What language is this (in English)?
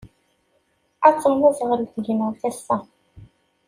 Kabyle